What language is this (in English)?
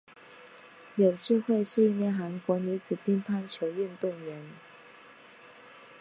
Chinese